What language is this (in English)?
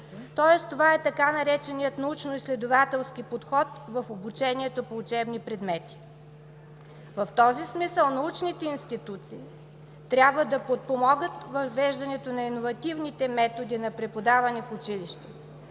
Bulgarian